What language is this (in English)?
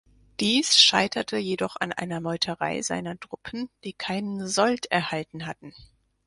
German